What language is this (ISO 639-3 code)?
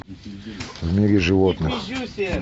rus